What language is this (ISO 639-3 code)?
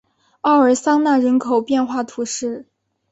zho